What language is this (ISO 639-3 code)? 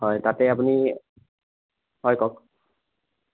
asm